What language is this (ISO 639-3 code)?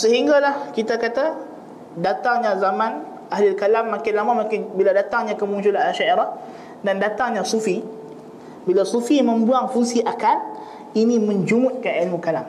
msa